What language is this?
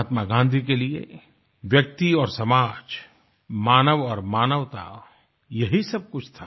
Hindi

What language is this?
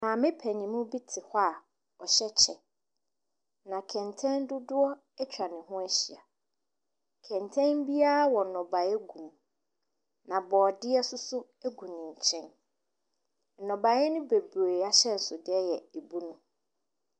Akan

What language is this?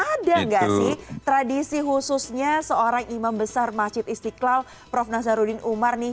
Indonesian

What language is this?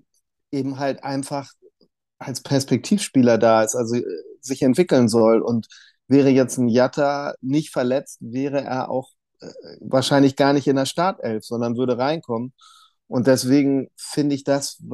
German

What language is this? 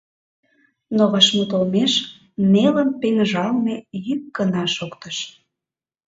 Mari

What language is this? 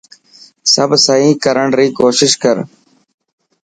Dhatki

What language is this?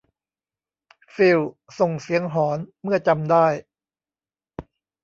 Thai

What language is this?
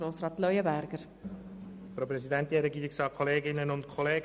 Swiss German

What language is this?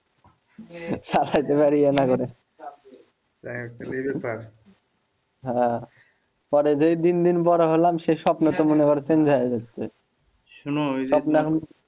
Bangla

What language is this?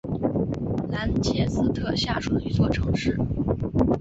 Chinese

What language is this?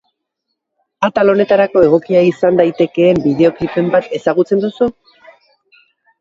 Basque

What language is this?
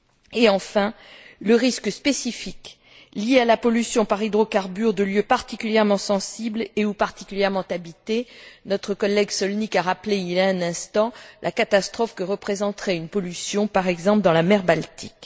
French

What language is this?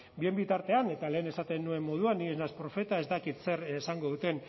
Basque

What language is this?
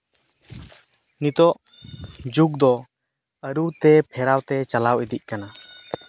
Santali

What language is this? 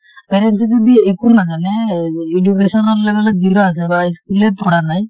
Assamese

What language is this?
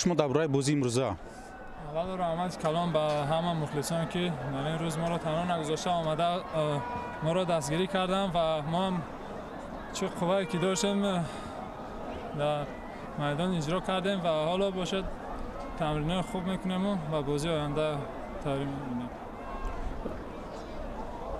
Turkish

